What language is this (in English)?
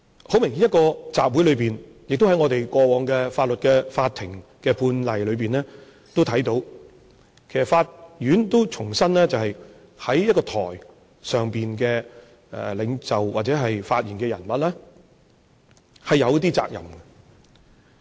Cantonese